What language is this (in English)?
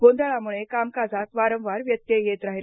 Marathi